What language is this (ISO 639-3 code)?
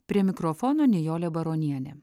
lit